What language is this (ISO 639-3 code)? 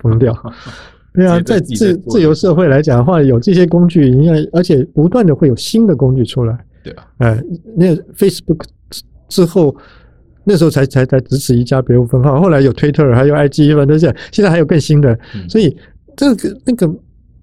zho